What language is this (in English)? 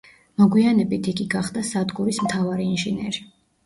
Georgian